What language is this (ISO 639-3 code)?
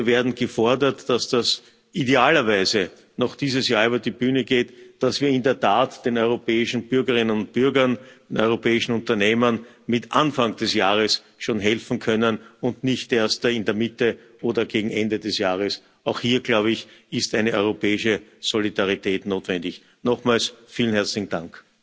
deu